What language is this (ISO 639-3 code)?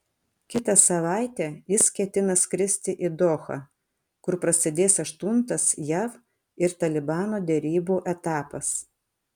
lit